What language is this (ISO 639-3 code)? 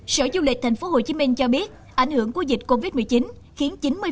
vie